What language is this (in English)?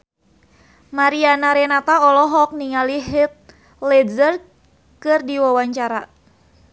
Sundanese